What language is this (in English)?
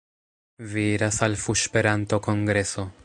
Esperanto